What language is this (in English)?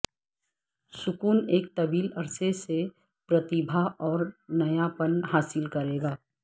Urdu